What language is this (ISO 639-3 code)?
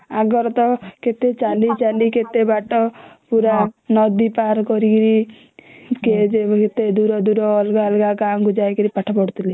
ori